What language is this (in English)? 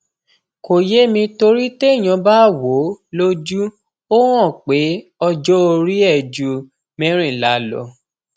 Yoruba